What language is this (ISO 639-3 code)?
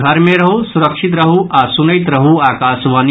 mai